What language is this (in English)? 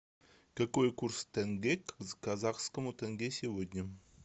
Russian